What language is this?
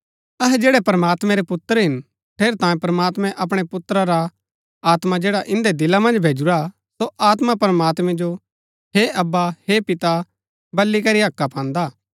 Gaddi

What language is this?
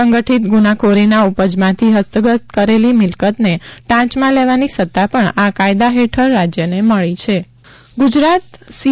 Gujarati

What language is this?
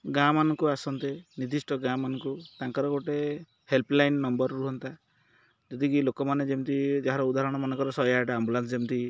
Odia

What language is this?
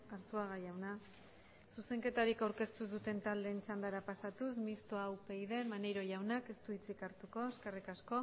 Basque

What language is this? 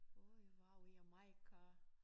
Danish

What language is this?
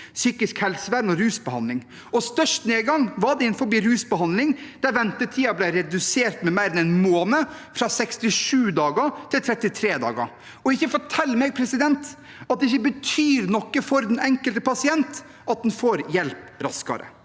Norwegian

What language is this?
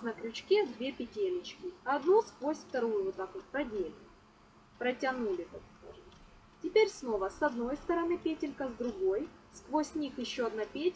Russian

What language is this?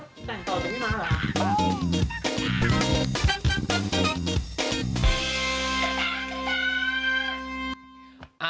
Thai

